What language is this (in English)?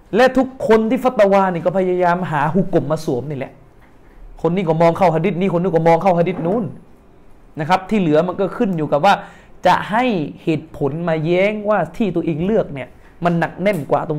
Thai